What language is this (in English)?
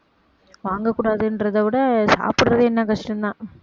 Tamil